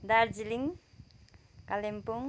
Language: Nepali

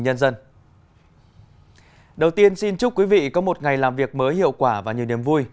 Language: Vietnamese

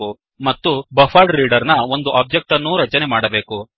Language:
Kannada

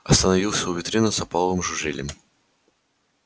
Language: Russian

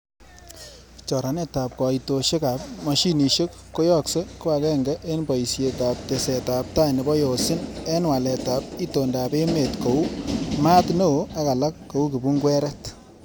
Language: Kalenjin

